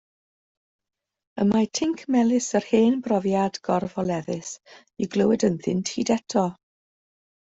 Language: Welsh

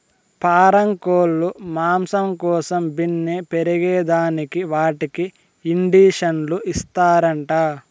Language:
Telugu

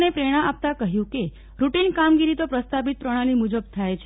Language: Gujarati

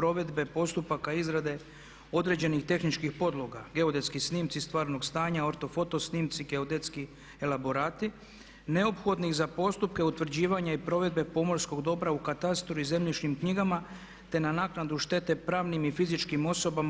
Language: Croatian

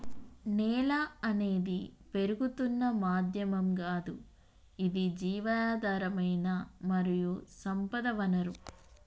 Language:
Telugu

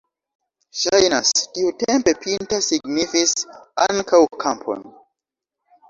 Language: Esperanto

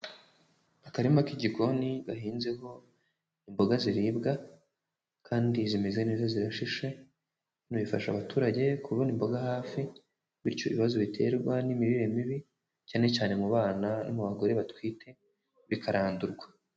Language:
Kinyarwanda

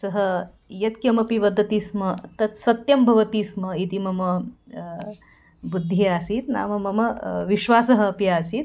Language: Sanskrit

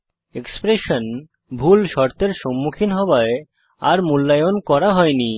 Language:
Bangla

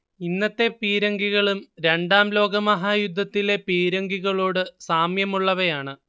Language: Malayalam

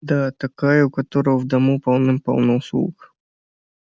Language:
Russian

